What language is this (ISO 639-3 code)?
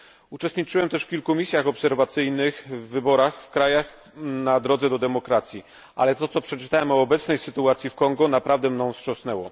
pol